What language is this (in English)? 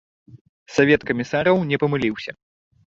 Belarusian